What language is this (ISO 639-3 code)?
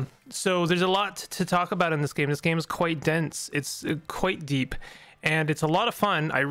eng